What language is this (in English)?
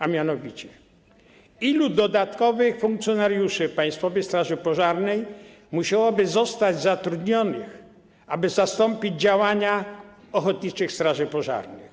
Polish